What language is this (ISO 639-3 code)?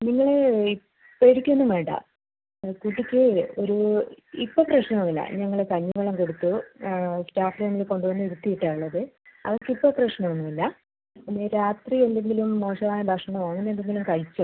mal